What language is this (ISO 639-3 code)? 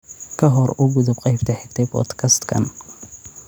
som